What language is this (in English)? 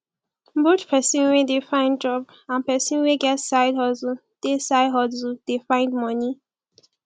Nigerian Pidgin